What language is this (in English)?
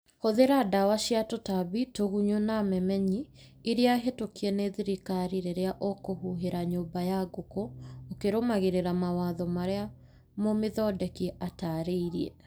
Kikuyu